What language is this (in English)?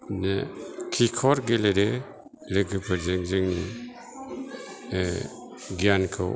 Bodo